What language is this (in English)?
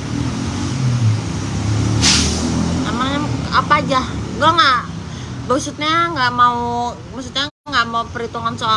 Indonesian